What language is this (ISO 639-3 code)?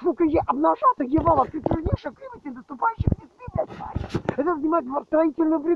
rus